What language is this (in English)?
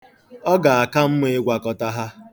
Igbo